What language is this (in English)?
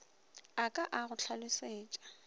Northern Sotho